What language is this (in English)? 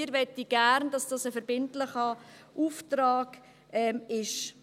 Swiss German